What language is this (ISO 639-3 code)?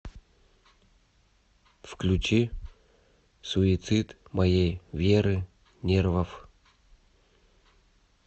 rus